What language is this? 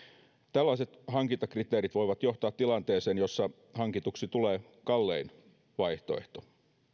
Finnish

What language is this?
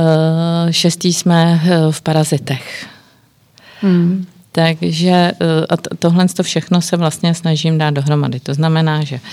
Czech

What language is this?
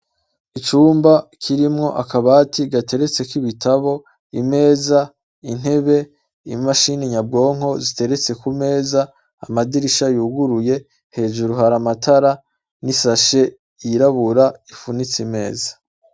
Rundi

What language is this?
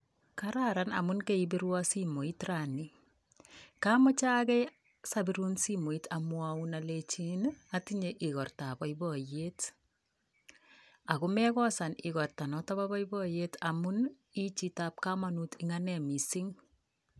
Kalenjin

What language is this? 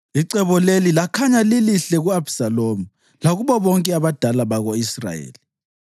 North Ndebele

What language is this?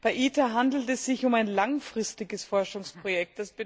German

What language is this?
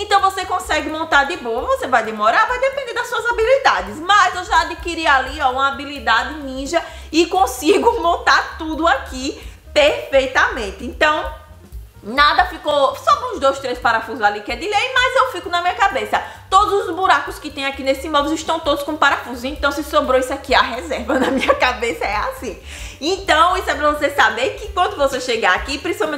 Portuguese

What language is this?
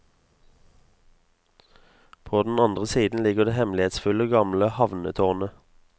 Norwegian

